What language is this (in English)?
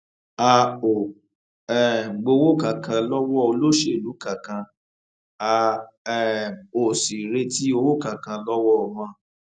Yoruba